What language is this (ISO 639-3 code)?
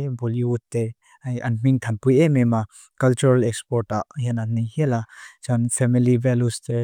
lus